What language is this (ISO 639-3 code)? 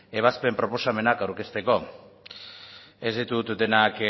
eus